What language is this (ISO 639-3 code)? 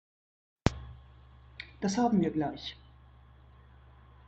deu